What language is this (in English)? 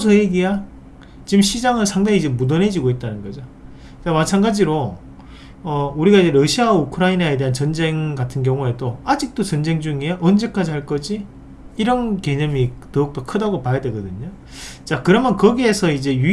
Korean